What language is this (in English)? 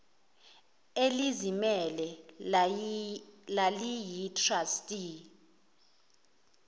Zulu